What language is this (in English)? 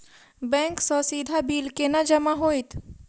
Maithili